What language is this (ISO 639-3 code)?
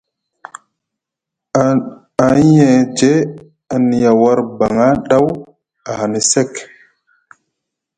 mug